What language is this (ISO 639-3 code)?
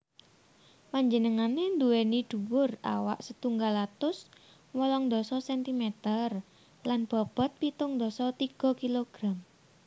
jav